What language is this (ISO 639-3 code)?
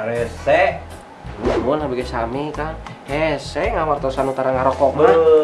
ind